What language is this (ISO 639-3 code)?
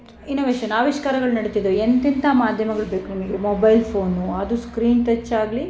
kan